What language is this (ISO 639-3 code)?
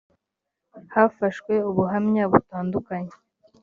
kin